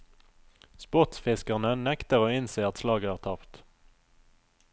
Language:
Norwegian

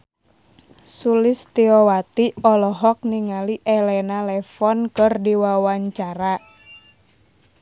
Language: Sundanese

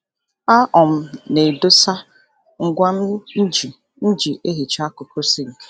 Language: Igbo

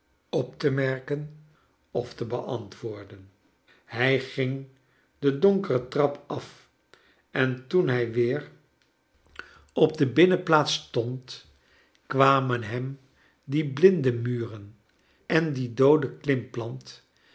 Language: Dutch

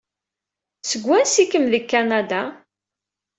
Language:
Kabyle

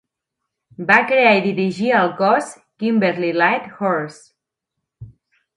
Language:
Catalan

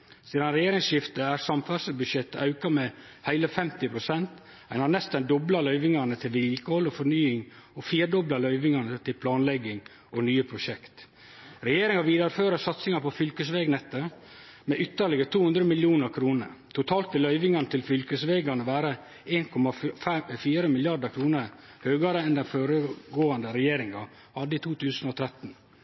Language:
Norwegian Nynorsk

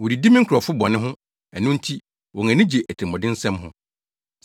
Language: Akan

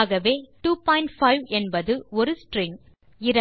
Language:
Tamil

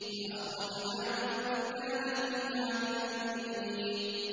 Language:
Arabic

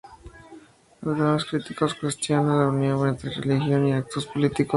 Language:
Spanish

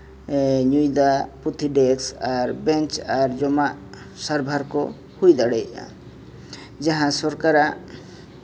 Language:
Santali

